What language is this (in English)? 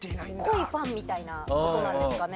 Japanese